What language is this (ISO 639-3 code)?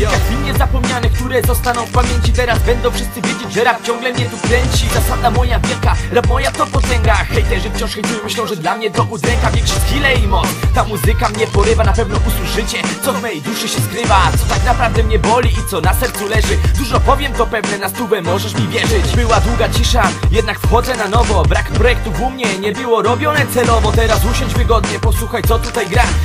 pol